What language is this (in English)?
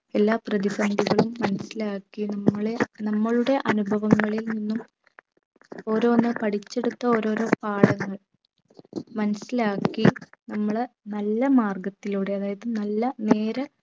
Malayalam